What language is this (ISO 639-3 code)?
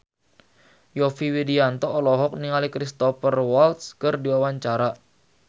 sun